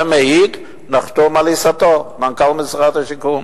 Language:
Hebrew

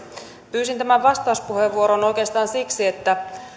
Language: Finnish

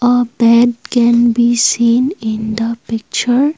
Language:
English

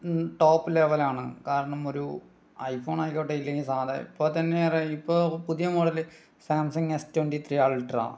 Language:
Malayalam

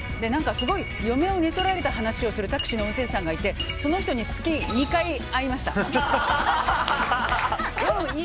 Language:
Japanese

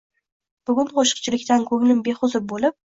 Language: Uzbek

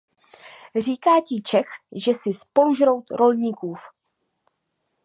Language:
Czech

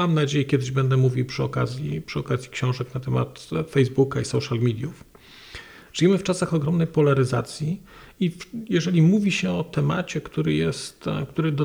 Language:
Polish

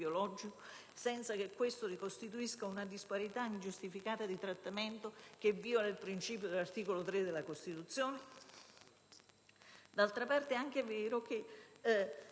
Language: Italian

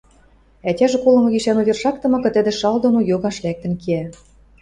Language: Western Mari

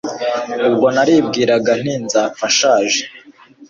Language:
Kinyarwanda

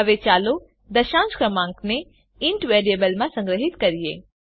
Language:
Gujarati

